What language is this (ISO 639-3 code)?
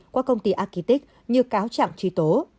vie